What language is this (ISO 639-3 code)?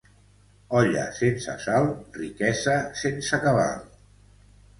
cat